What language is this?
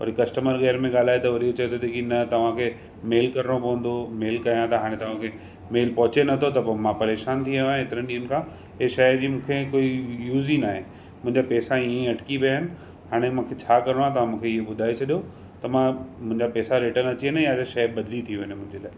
Sindhi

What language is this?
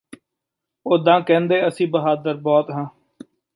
Punjabi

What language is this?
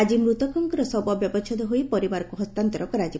Odia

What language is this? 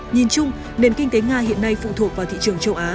Vietnamese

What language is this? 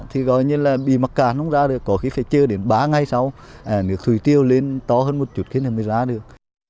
Vietnamese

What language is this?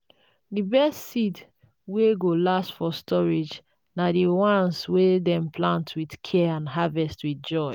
Nigerian Pidgin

